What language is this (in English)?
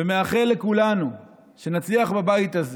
Hebrew